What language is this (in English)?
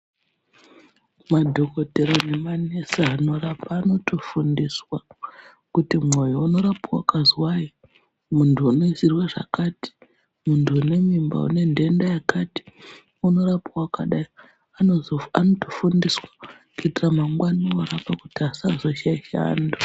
Ndau